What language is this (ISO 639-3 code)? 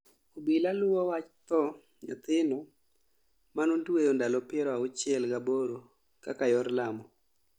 luo